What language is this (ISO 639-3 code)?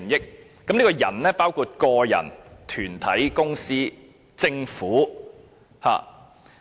yue